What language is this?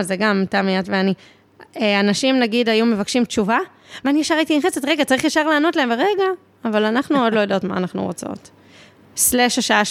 Hebrew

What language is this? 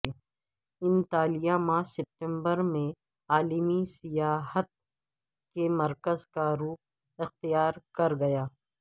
Urdu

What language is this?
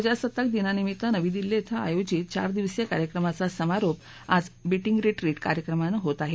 Marathi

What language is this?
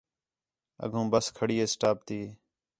Khetrani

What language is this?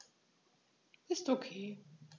German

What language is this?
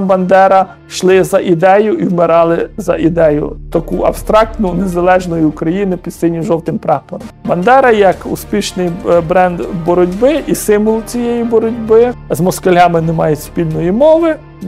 Ukrainian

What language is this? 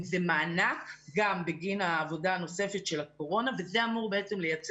Hebrew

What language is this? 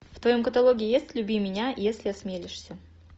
Russian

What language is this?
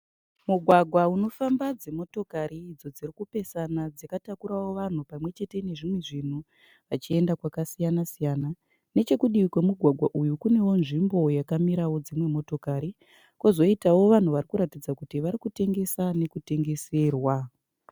Shona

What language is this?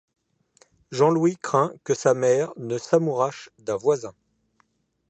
French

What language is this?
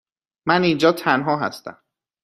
Persian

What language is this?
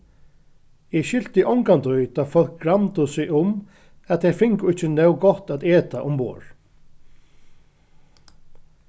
Faroese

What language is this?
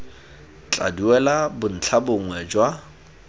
Tswana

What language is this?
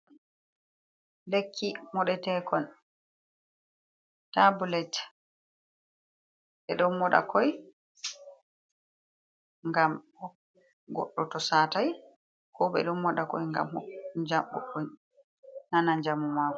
Fula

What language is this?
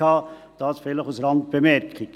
Swiss German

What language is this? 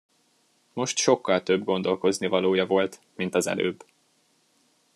Hungarian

